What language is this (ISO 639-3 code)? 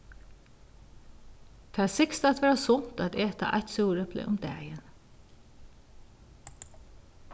fao